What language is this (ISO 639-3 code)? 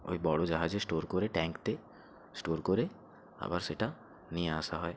ben